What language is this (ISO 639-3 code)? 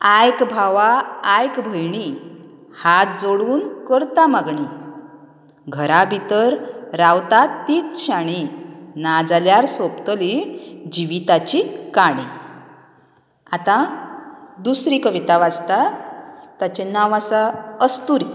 kok